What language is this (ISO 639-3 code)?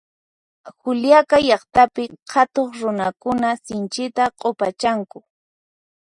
qxp